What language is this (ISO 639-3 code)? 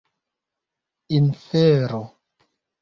epo